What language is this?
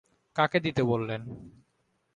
Bangla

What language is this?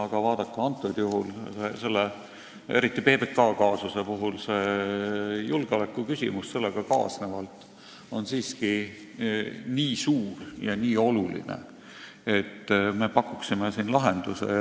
Estonian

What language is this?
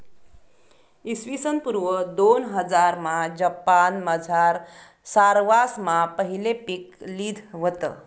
Marathi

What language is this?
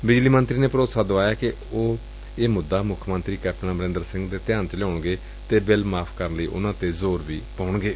Punjabi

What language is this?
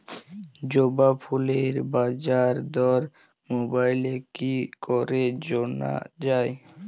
Bangla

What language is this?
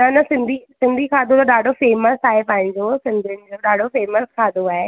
Sindhi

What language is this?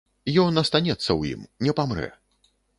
Belarusian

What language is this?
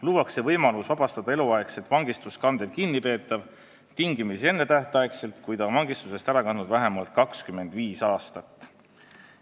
Estonian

